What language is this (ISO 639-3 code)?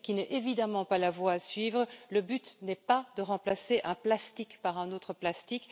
fra